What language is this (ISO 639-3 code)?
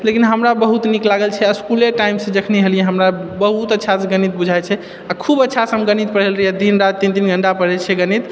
mai